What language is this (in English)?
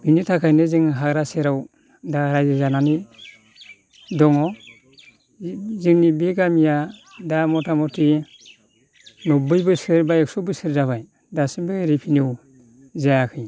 Bodo